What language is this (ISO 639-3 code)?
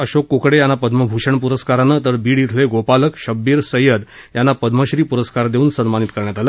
mar